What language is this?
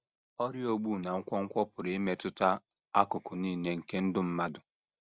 Igbo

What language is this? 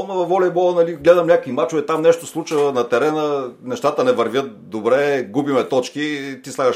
Bulgarian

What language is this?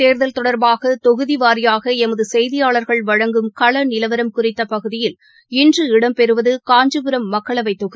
Tamil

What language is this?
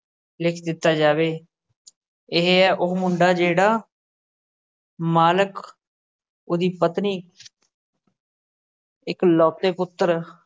Punjabi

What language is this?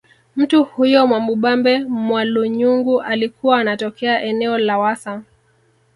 Swahili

